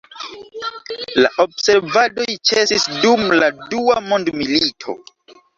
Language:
Esperanto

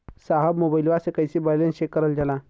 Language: Bhojpuri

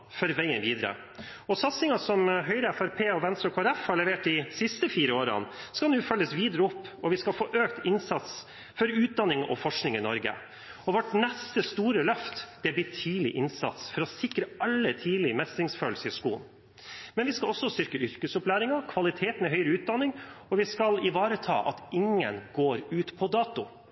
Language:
Norwegian Bokmål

